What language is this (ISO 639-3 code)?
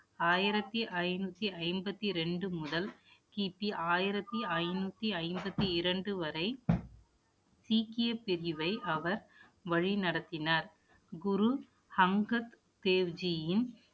tam